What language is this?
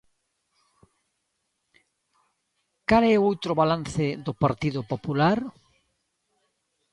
Galician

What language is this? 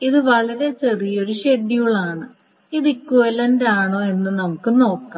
Malayalam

